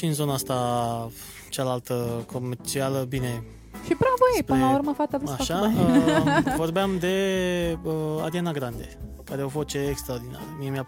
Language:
Romanian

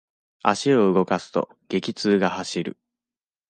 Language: Japanese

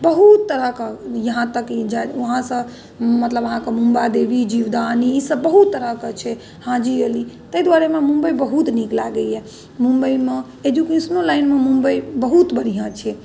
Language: Maithili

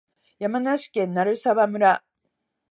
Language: Japanese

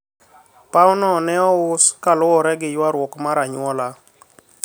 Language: Luo (Kenya and Tanzania)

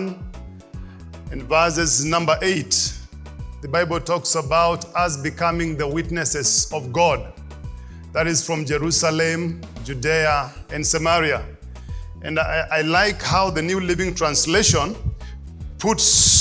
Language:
English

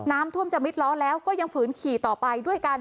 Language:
Thai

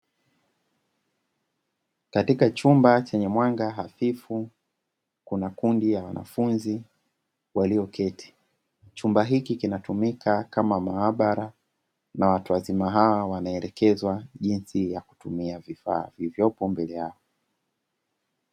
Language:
Swahili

